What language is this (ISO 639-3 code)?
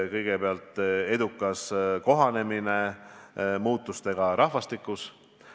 est